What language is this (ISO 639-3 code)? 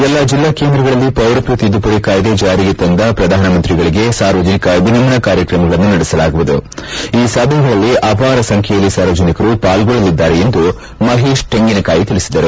kan